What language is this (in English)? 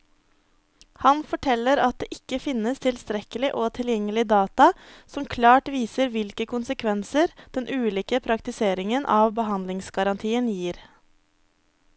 Norwegian